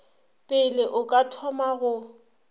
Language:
Northern Sotho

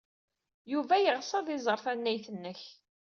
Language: Kabyle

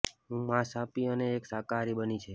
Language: Gujarati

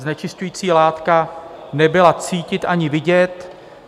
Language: Czech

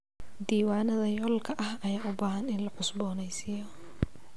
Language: Somali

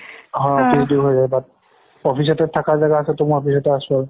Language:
Assamese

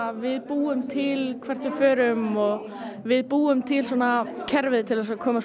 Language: Icelandic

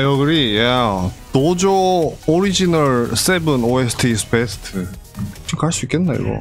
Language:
Korean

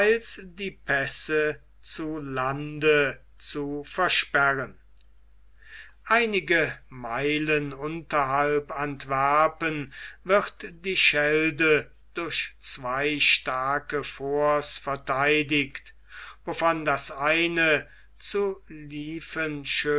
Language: German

